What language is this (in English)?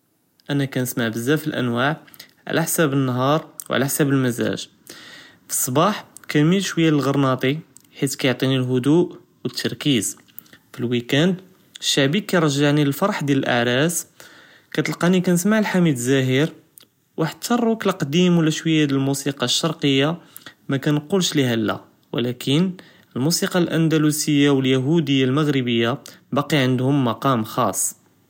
Judeo-Arabic